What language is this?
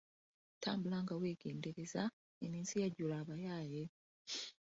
Ganda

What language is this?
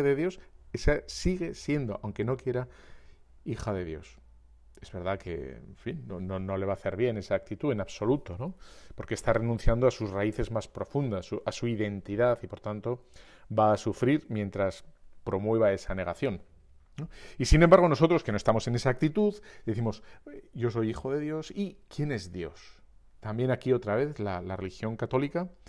Spanish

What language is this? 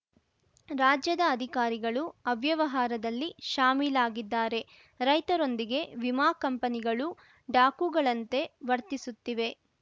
Kannada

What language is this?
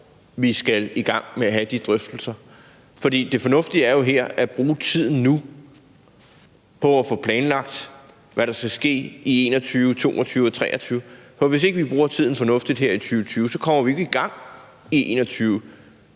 Danish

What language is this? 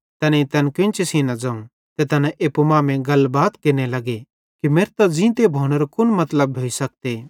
Bhadrawahi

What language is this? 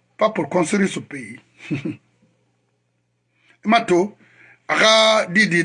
French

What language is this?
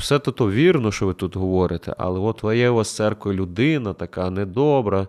Ukrainian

